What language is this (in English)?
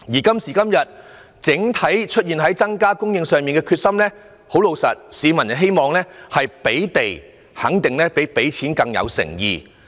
Cantonese